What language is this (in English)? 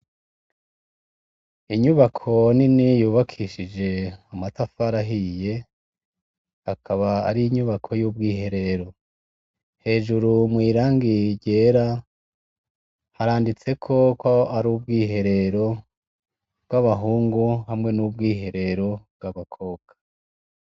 Rundi